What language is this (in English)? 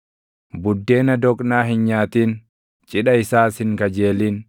Oromo